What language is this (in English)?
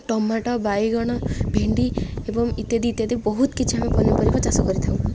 Odia